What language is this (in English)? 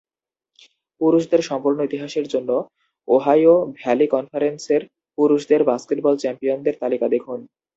Bangla